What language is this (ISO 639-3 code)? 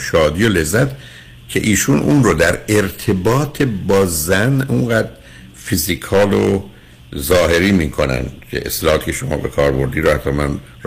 fas